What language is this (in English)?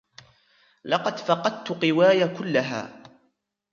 Arabic